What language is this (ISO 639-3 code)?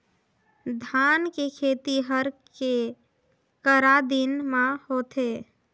hne